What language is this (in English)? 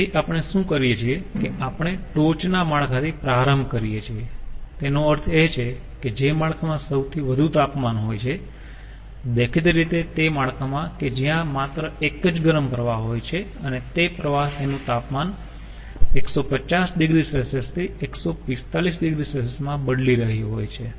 Gujarati